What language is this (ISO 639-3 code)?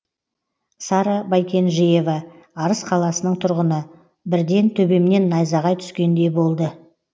kaz